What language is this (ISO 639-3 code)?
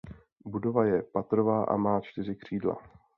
ces